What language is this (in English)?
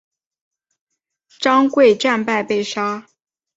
Chinese